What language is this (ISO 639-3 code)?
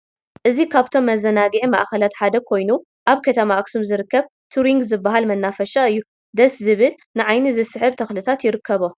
tir